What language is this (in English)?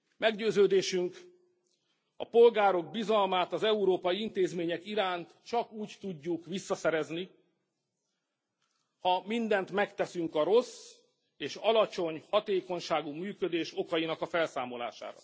Hungarian